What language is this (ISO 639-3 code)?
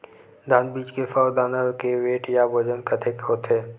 hne